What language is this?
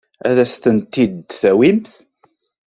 Kabyle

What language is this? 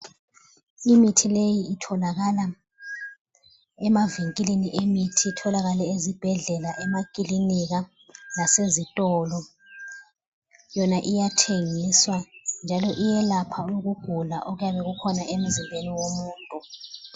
North Ndebele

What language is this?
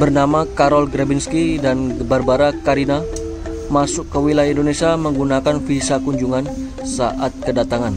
Indonesian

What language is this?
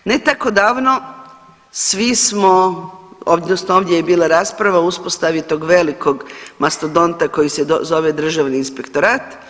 Croatian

